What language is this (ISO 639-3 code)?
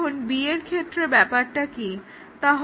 ben